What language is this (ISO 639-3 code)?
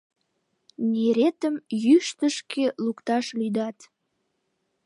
chm